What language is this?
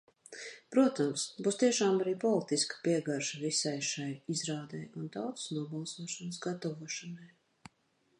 Latvian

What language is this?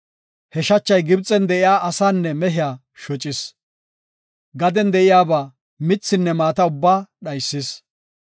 Gofa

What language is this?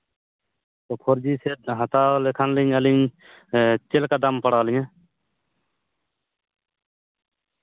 Santali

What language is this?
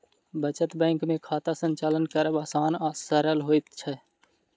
Maithili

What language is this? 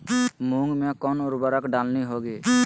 Magahi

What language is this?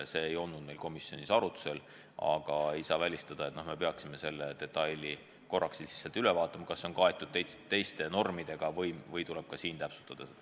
Estonian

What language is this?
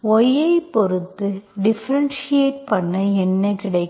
Tamil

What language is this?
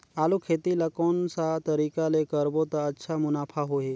Chhattisgarhi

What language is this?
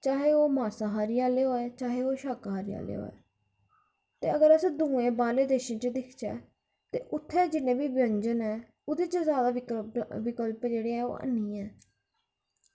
Dogri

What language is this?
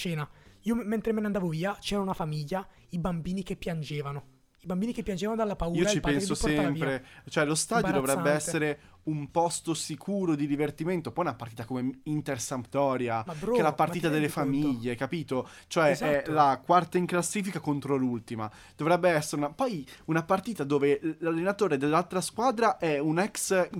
Italian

